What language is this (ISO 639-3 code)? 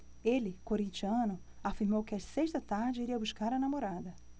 por